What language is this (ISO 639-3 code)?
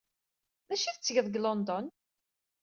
kab